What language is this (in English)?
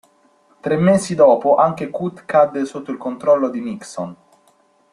Italian